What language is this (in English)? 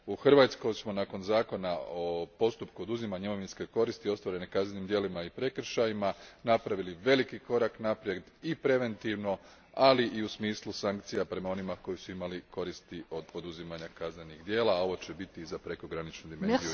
Croatian